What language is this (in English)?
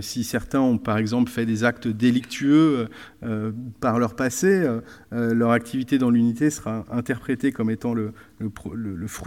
French